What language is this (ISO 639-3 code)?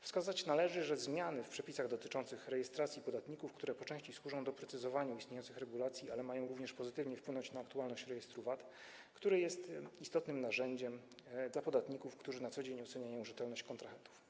pol